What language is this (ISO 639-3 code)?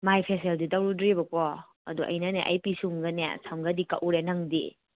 mni